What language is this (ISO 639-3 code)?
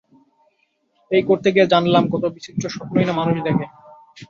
ben